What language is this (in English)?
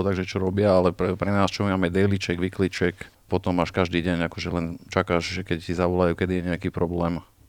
Slovak